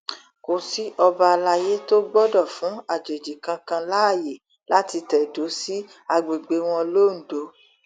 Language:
Yoruba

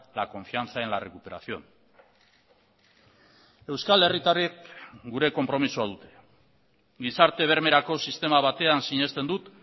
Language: Basque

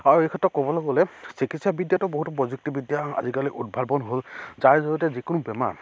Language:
Assamese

